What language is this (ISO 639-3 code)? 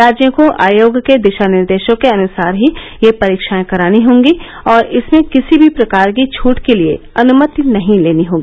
hin